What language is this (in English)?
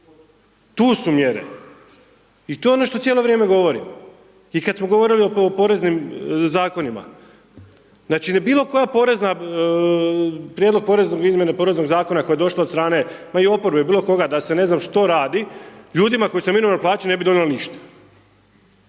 Croatian